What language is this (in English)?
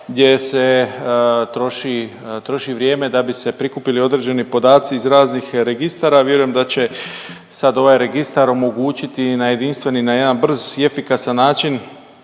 Croatian